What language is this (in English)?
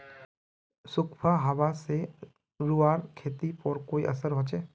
Magahi